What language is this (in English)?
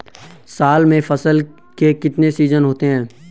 Hindi